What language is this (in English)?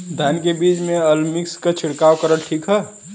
Bhojpuri